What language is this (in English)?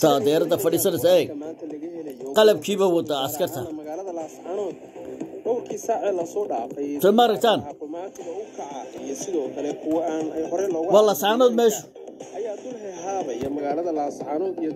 Arabic